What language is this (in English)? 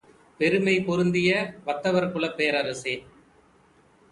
Tamil